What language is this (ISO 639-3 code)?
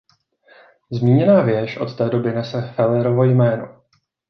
ces